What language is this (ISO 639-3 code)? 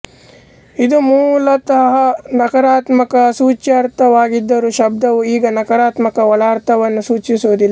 kan